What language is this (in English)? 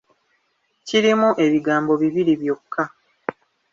Ganda